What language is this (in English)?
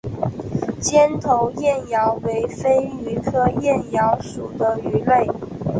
Chinese